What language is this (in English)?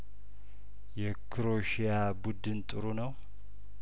Amharic